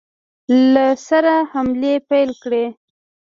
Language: Pashto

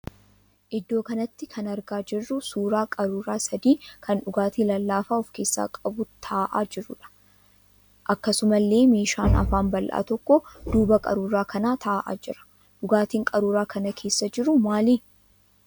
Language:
Oromo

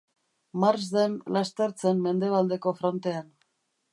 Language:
Basque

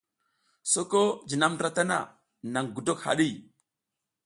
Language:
South Giziga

